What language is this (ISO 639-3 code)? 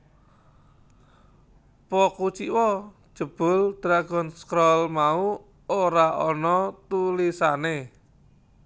jav